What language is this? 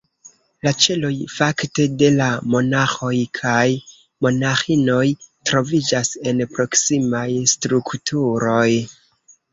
Esperanto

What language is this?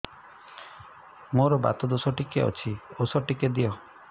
Odia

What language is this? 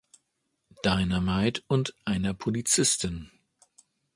German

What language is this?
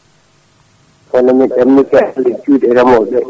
Fula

